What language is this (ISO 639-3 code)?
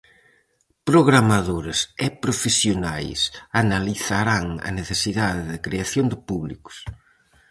glg